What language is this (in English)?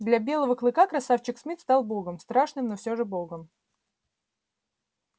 Russian